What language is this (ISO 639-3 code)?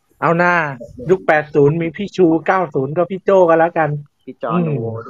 tha